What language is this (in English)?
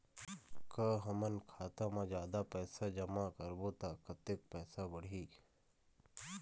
Chhattisgarhi